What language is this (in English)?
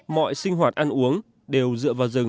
Vietnamese